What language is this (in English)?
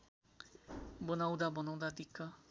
Nepali